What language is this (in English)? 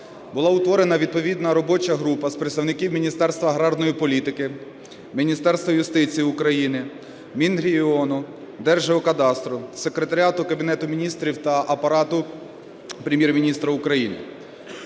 Ukrainian